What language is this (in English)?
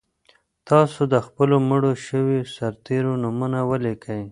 Pashto